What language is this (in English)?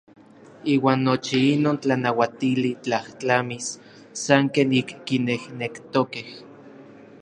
Orizaba Nahuatl